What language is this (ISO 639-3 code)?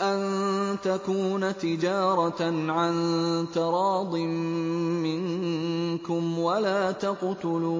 ara